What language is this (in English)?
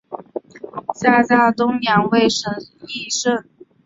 Chinese